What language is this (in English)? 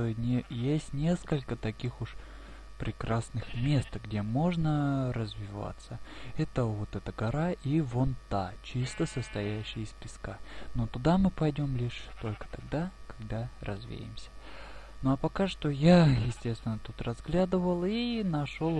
Russian